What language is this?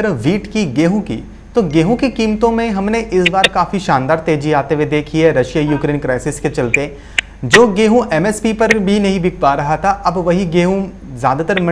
Hindi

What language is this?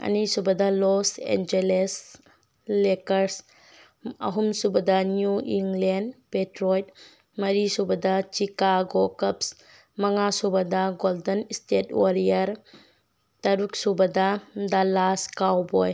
Manipuri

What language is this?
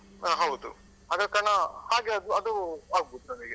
Kannada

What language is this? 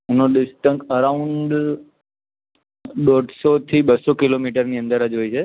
Gujarati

